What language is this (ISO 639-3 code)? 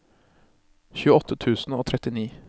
nor